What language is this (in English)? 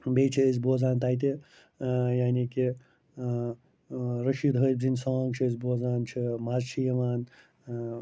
Kashmiri